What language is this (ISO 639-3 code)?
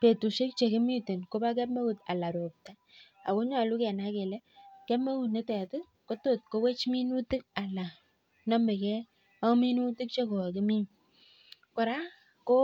kln